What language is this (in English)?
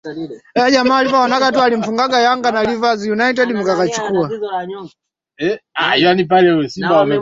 Swahili